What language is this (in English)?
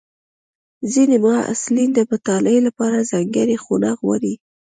Pashto